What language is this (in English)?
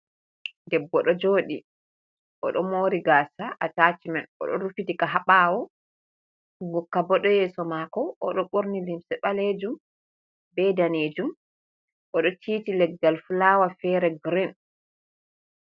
Fula